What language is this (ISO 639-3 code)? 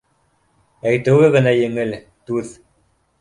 bak